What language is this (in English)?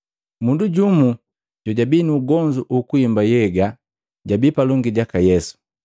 Matengo